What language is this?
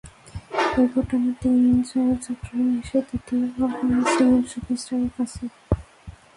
Bangla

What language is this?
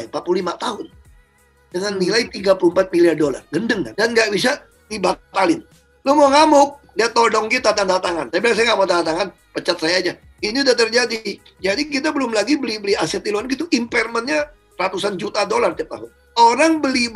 Indonesian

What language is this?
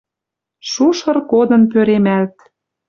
Western Mari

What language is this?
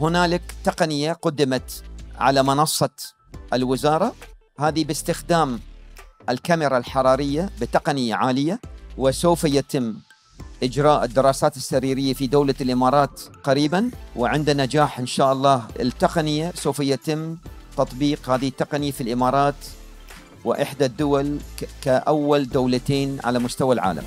Arabic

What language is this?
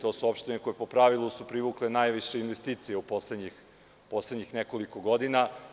Serbian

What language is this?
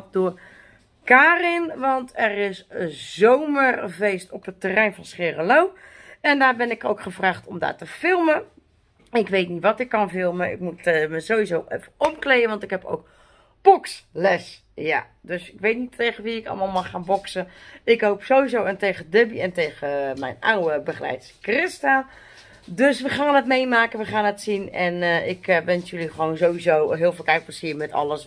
Dutch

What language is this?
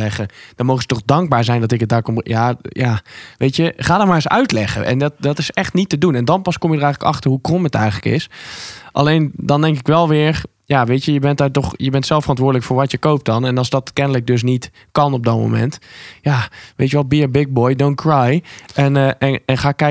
Dutch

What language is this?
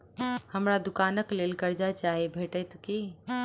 Maithili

